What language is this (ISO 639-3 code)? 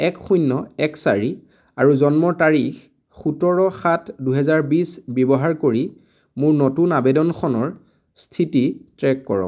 asm